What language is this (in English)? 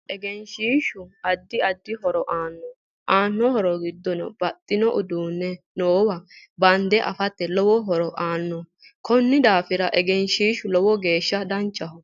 Sidamo